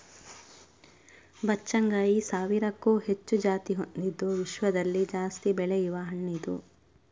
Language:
Kannada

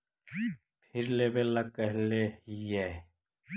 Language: Magahi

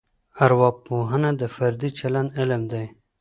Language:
Pashto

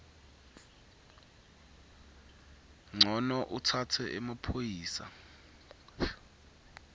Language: Swati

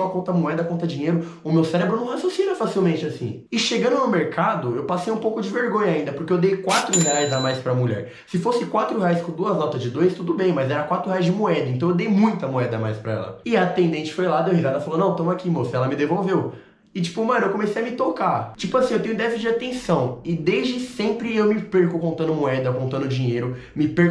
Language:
Portuguese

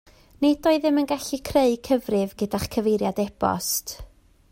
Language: Welsh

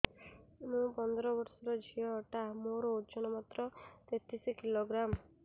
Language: Odia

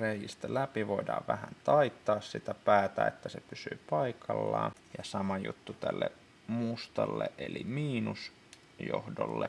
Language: Finnish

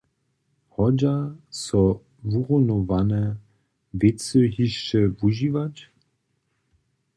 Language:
Upper Sorbian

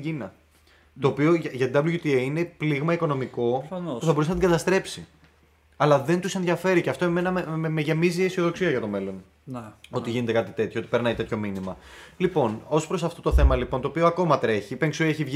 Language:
Greek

